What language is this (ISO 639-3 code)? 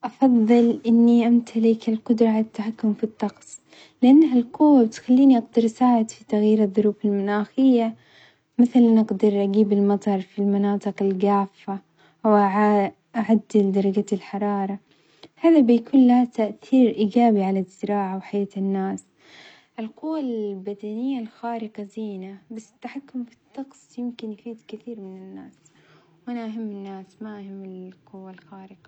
acx